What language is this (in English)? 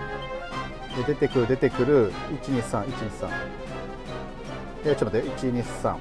Japanese